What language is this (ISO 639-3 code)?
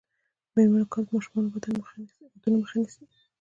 pus